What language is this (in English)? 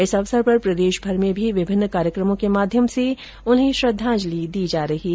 Hindi